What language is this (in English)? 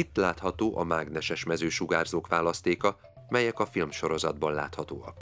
Hungarian